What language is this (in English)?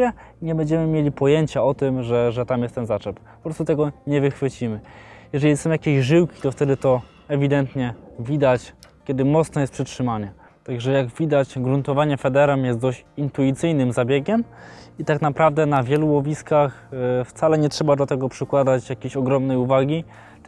Polish